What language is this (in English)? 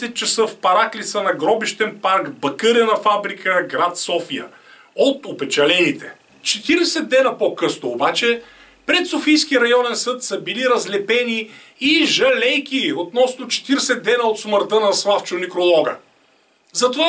Bulgarian